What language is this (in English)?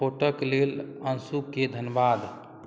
Maithili